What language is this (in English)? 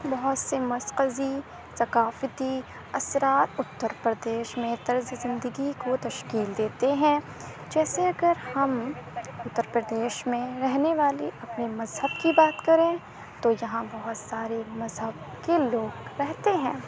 Urdu